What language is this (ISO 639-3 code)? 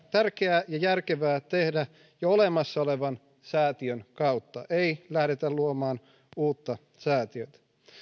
fin